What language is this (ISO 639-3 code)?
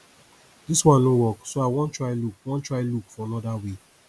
pcm